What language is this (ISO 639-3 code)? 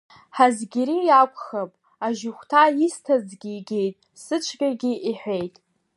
abk